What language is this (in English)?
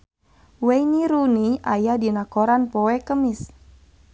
Sundanese